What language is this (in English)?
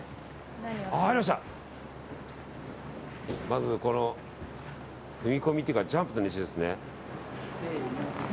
Japanese